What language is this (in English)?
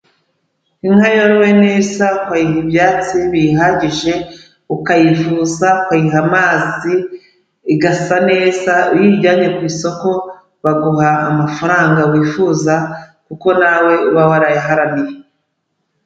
Kinyarwanda